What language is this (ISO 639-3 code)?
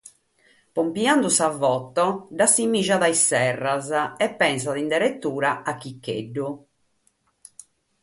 srd